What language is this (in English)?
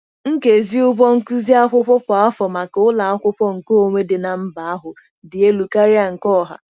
Igbo